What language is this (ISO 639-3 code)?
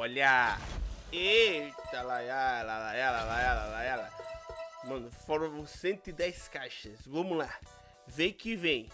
por